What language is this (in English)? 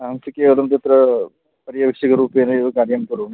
Sanskrit